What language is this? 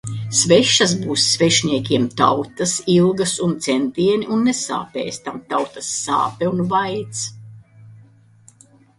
Latvian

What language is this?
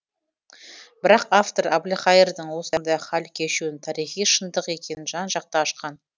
Kazakh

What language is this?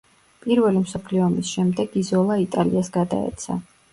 Georgian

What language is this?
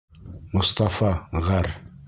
Bashkir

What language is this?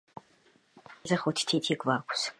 Georgian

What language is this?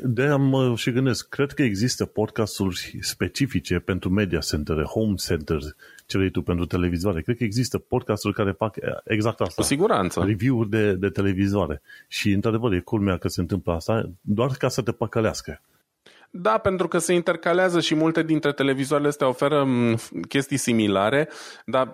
Romanian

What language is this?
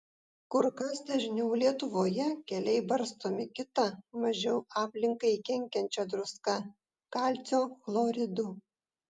Lithuanian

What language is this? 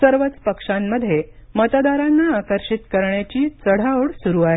Marathi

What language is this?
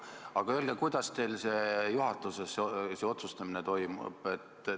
Estonian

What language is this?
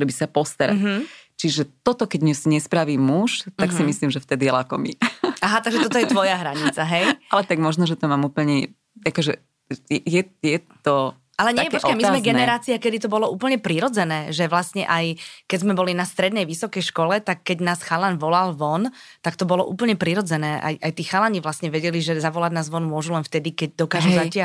Slovak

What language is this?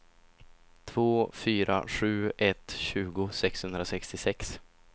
Swedish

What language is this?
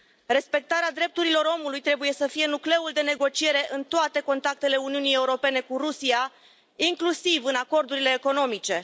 Romanian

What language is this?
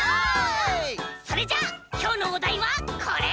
Japanese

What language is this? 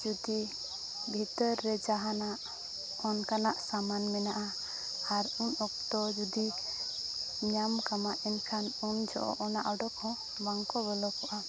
Santali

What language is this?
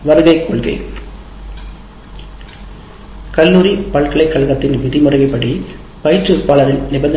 Tamil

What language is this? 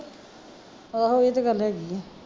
Punjabi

